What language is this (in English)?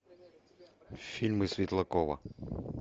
Russian